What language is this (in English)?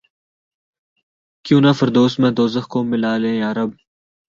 Urdu